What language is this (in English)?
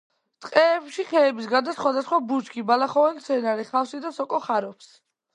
Georgian